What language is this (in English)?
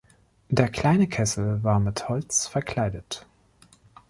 German